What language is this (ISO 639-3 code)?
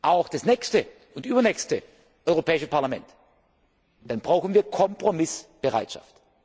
deu